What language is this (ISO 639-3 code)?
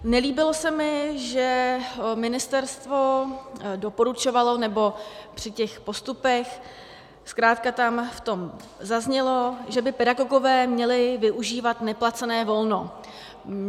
ces